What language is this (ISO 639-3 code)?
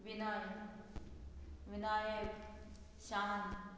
kok